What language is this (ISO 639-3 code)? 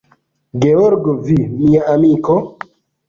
epo